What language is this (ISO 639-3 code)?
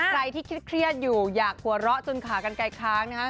tha